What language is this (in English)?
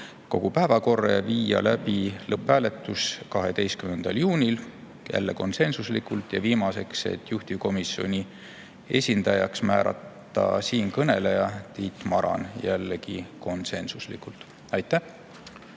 Estonian